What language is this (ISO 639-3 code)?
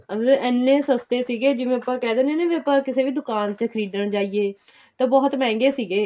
pan